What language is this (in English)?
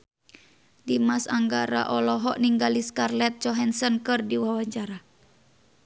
Sundanese